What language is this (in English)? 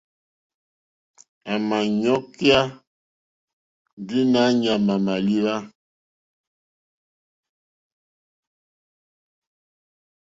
Mokpwe